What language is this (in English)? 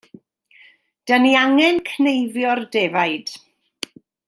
Welsh